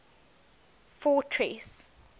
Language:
English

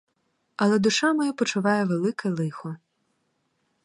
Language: Ukrainian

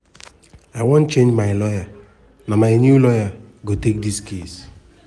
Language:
Nigerian Pidgin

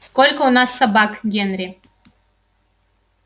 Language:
Russian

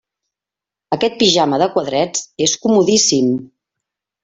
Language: Catalan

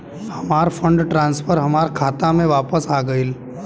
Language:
Bhojpuri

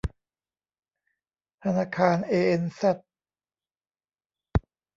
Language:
Thai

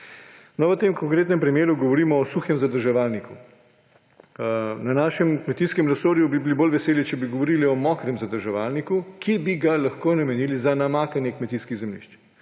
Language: Slovenian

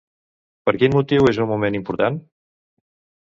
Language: Catalan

